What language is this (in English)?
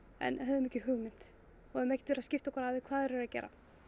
Icelandic